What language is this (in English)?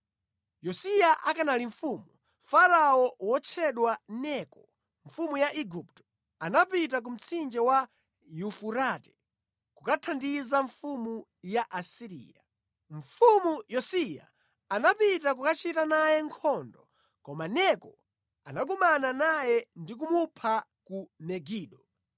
Nyanja